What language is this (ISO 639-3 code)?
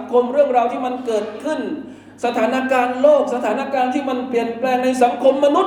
tha